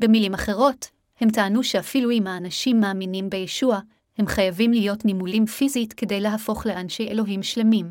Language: Hebrew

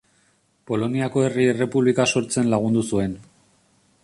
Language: Basque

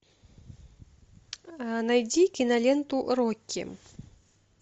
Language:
Russian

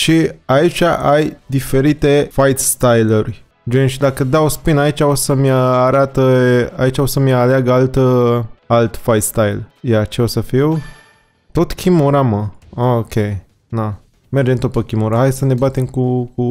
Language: Romanian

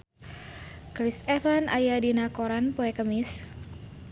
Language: Sundanese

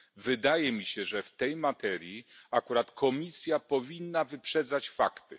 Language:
Polish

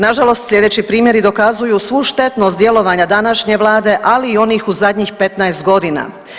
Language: Croatian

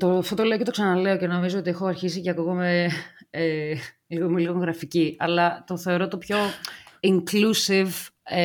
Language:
Greek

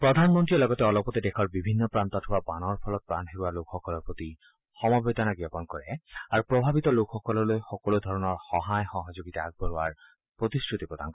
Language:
Assamese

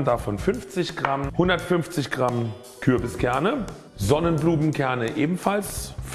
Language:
German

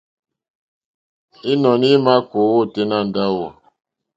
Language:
Mokpwe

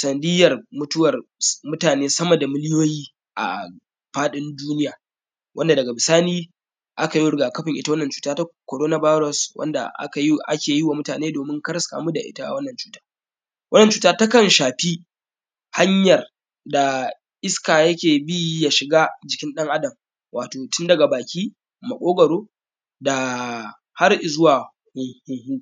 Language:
Hausa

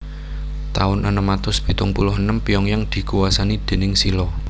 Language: Javanese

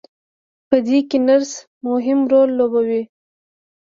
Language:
Pashto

